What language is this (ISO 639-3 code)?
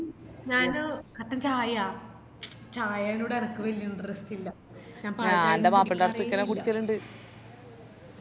mal